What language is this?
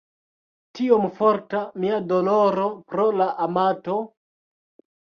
Esperanto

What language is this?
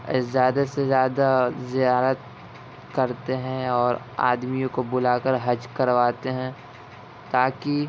Urdu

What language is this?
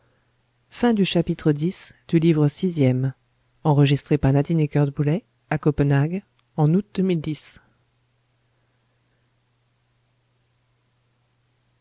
French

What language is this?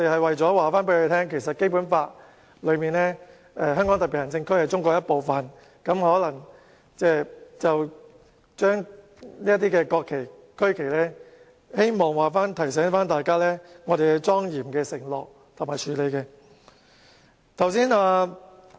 Cantonese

